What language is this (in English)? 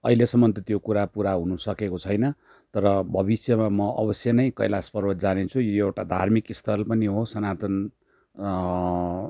Nepali